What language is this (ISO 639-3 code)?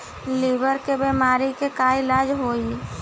bho